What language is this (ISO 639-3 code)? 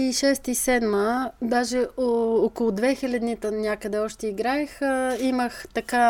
bul